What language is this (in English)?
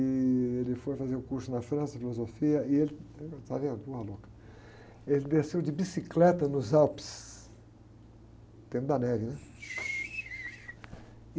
Portuguese